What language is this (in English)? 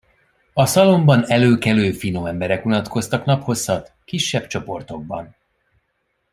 Hungarian